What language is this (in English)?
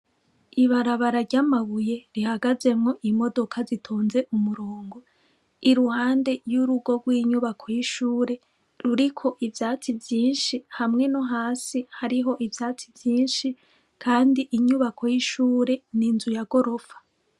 Rundi